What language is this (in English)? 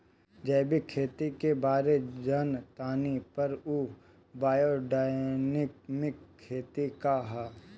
Bhojpuri